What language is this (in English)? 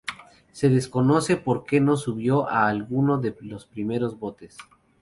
Spanish